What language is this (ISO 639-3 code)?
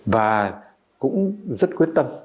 vie